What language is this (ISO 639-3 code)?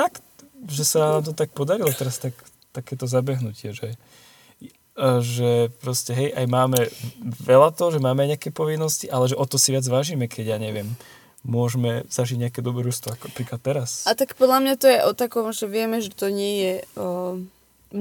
slk